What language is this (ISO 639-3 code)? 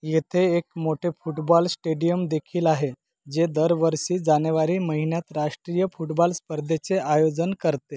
mar